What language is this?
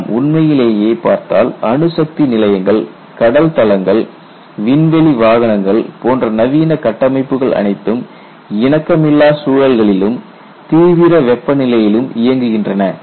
Tamil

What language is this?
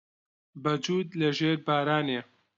Central Kurdish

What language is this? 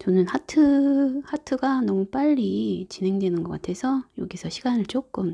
Korean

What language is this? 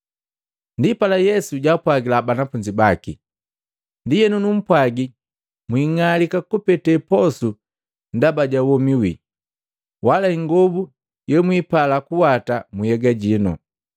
Matengo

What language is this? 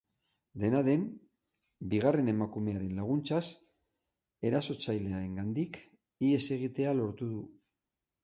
Basque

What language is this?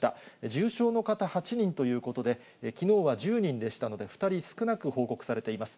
Japanese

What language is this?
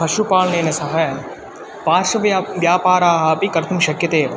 Sanskrit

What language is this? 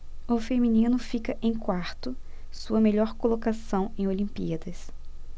Portuguese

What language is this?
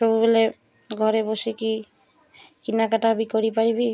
Odia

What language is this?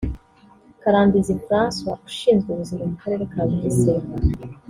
Kinyarwanda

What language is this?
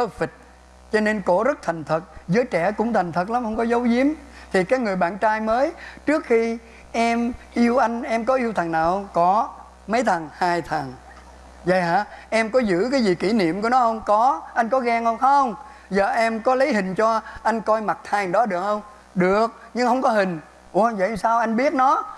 Vietnamese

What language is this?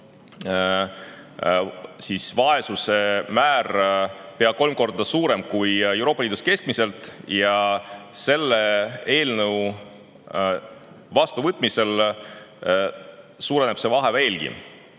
Estonian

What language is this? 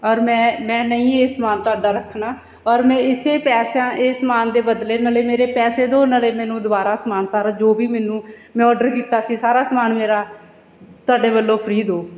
Punjabi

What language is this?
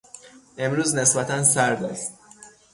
Persian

